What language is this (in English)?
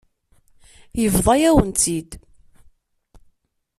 Kabyle